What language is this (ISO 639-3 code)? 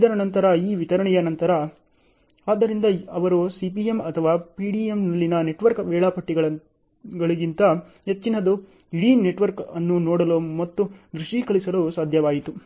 kan